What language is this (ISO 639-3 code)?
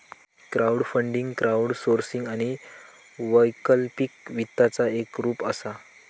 mar